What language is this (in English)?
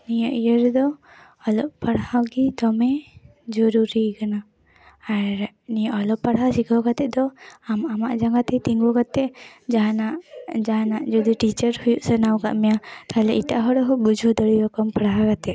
Santali